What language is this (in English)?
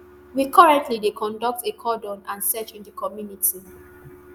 Nigerian Pidgin